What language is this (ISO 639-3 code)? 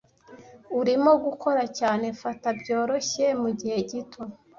kin